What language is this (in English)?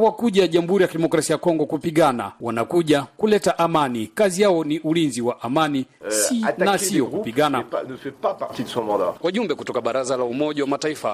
Swahili